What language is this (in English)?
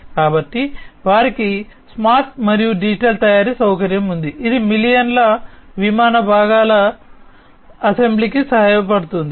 Telugu